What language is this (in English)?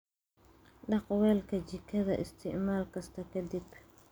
Somali